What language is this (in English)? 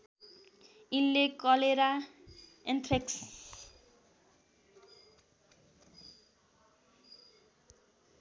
Nepali